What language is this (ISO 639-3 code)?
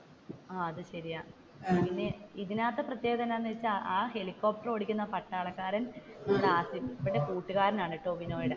mal